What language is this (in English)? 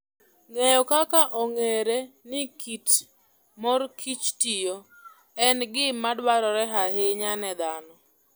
Luo (Kenya and Tanzania)